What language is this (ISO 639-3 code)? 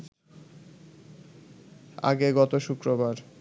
ben